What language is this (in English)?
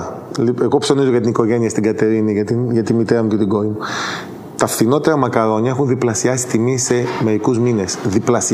Greek